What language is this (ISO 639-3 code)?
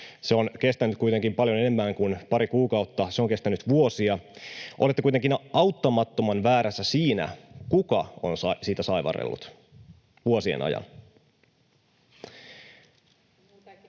fin